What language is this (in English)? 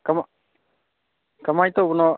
Manipuri